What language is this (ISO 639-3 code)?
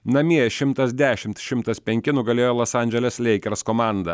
lit